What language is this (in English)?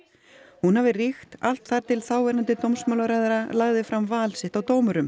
Icelandic